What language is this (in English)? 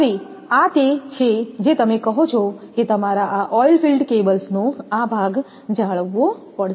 Gujarati